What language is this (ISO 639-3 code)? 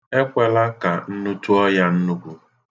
ibo